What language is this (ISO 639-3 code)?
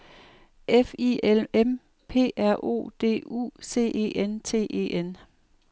dan